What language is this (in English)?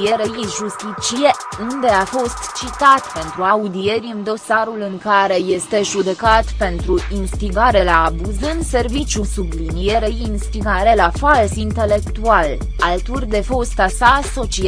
Romanian